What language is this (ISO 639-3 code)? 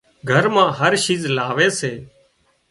kxp